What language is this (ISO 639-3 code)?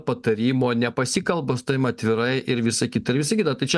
lit